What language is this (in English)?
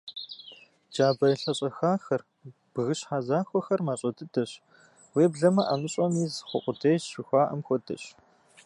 Kabardian